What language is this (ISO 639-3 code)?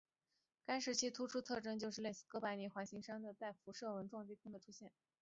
zho